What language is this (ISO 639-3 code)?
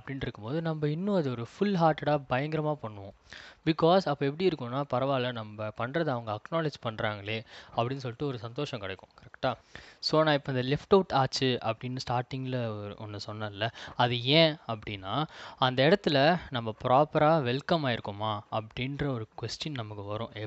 tam